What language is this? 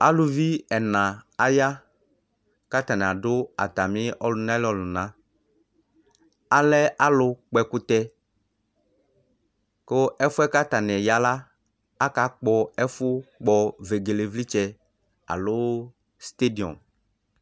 Ikposo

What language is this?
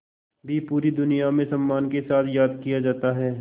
Hindi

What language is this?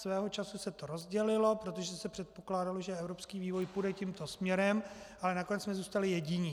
Czech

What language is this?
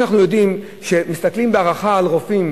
Hebrew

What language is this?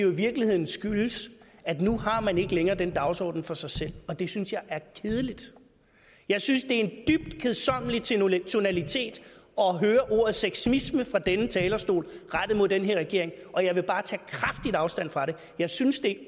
Danish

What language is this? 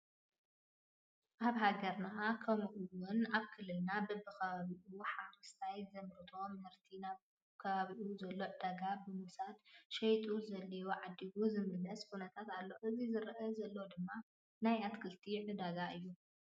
Tigrinya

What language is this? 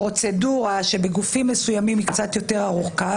Hebrew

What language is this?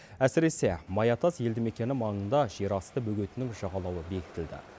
Kazakh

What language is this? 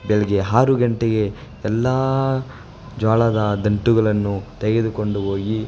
Kannada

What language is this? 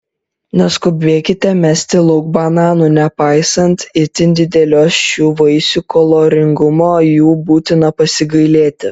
Lithuanian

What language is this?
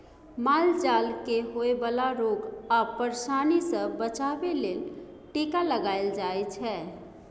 Maithili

